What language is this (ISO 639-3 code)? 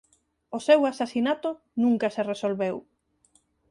glg